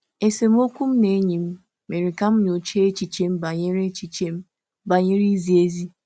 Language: Igbo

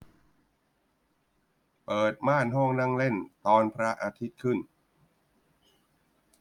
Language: Thai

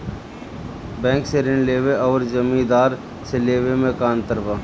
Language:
Bhojpuri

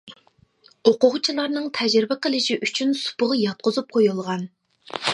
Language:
Uyghur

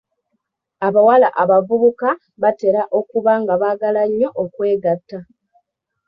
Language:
Ganda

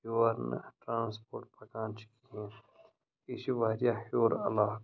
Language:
Kashmiri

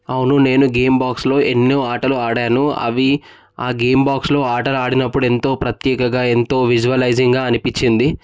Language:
Telugu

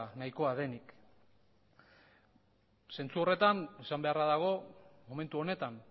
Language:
Basque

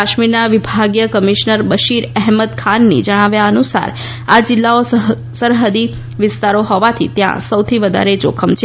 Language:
Gujarati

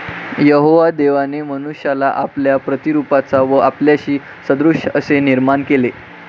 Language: Marathi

